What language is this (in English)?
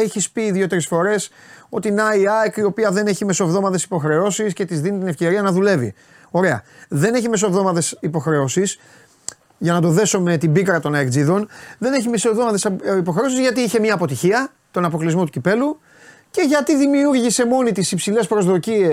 Greek